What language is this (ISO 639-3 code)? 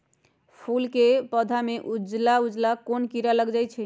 mag